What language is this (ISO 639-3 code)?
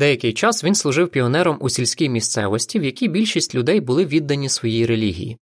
ukr